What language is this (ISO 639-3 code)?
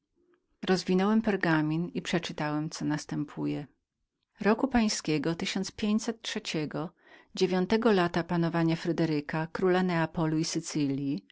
pol